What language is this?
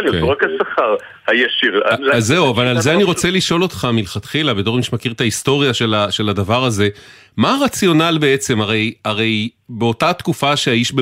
Hebrew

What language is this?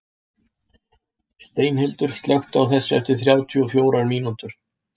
Icelandic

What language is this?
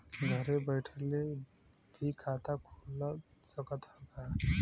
Bhojpuri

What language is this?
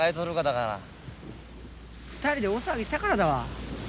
Japanese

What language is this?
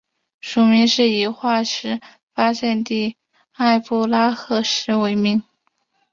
Chinese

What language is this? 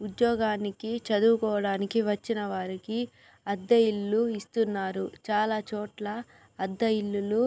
Telugu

